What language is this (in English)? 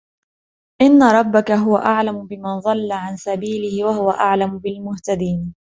Arabic